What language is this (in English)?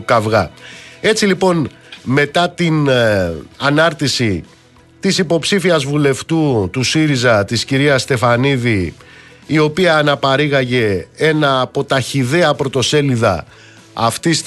Greek